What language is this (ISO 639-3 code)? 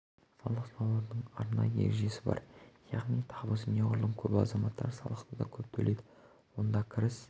kaz